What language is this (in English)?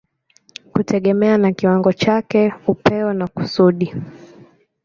Swahili